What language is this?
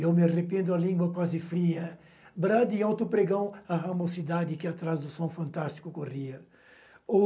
Portuguese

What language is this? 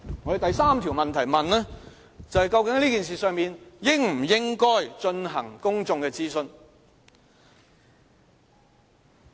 Cantonese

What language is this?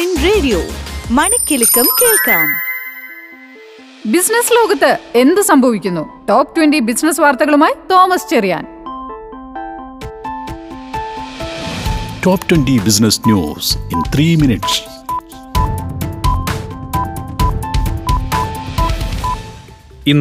Malayalam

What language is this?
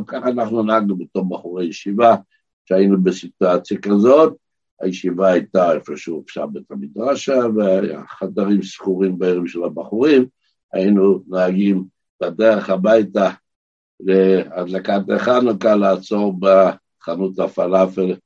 Hebrew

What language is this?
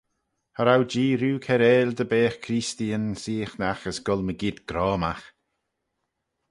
Manx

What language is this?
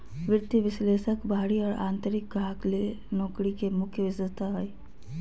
Magahi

